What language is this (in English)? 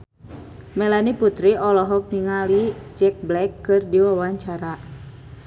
Sundanese